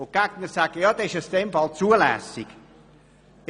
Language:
Swiss German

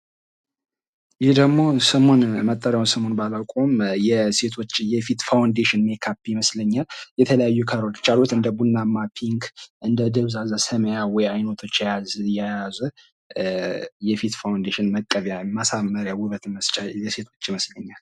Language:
Amharic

